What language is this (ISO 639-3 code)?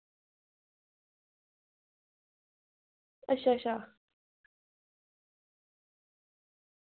doi